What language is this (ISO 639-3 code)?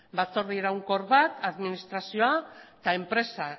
eus